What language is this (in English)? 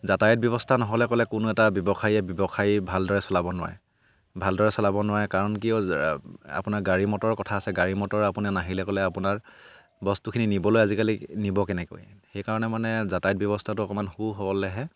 Assamese